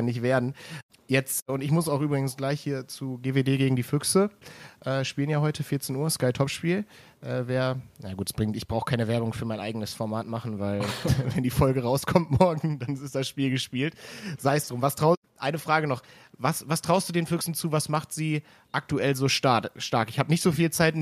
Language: German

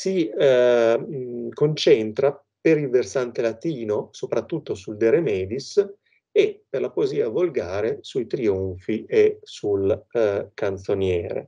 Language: Italian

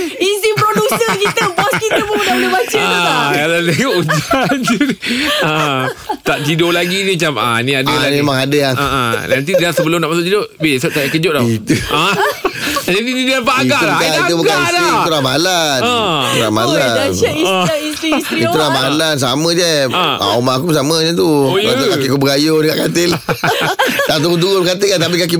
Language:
Malay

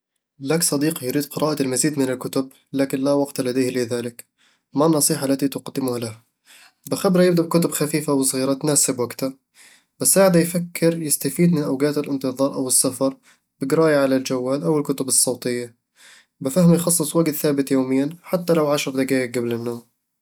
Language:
Eastern Egyptian Bedawi Arabic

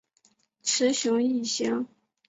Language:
Chinese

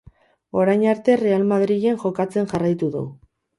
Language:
Basque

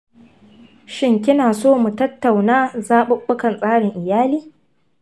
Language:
Hausa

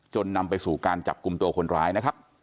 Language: Thai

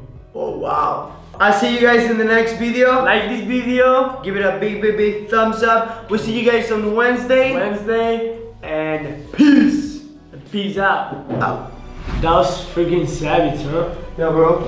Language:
English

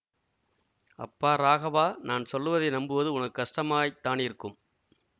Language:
Tamil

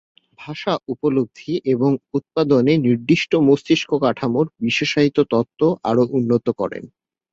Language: Bangla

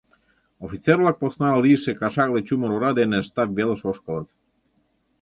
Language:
Mari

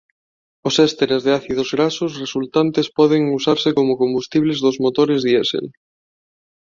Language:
Galician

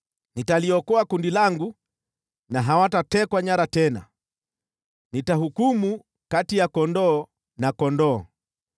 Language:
Swahili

